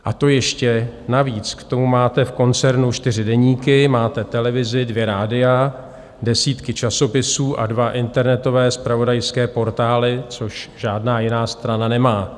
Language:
Czech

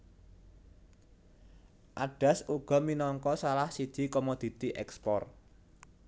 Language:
Javanese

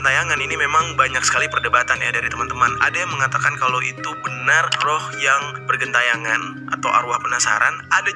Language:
Indonesian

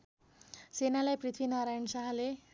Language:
Nepali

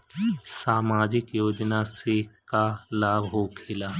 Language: Bhojpuri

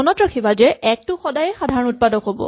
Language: Assamese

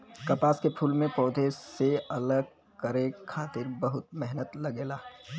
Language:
Bhojpuri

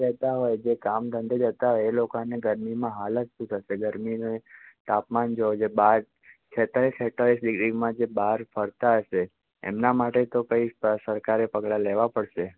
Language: Gujarati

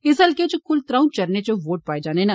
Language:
Dogri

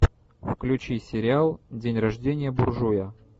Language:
Russian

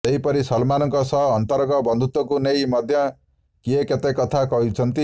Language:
Odia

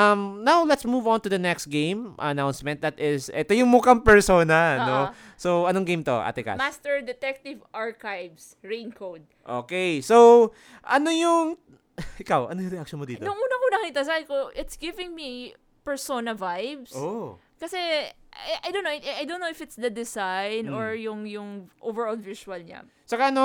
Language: Filipino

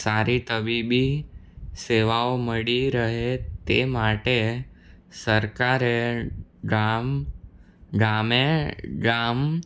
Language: Gujarati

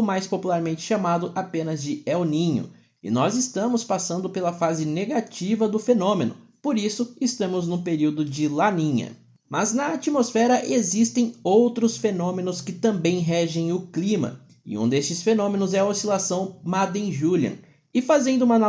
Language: Portuguese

